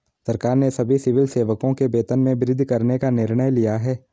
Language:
Hindi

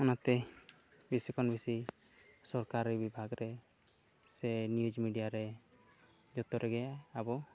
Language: Santali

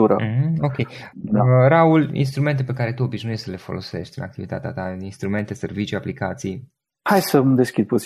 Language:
Romanian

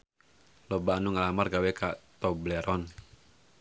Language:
Sundanese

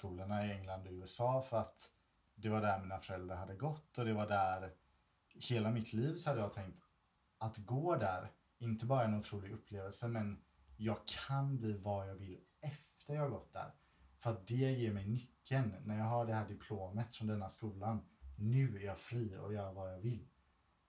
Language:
Swedish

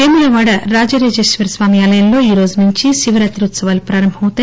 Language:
Telugu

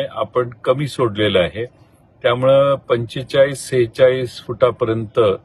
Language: Hindi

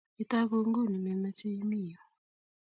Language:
Kalenjin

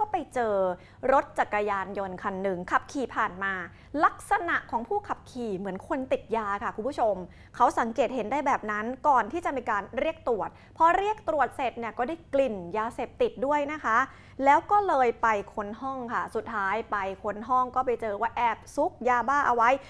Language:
Thai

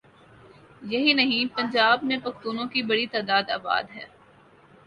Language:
Urdu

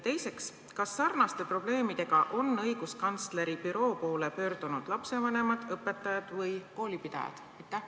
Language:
Estonian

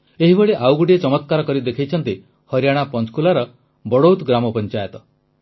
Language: Odia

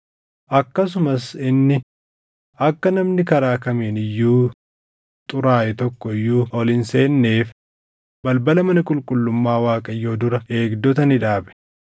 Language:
Oromo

